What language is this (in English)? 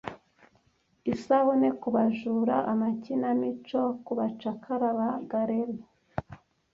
Kinyarwanda